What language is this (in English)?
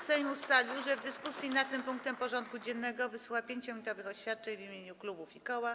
Polish